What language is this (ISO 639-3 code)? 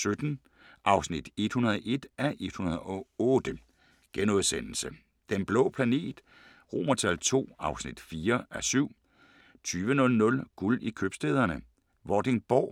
dan